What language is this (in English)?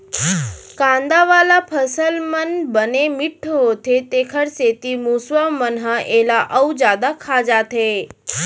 Chhattisgarhi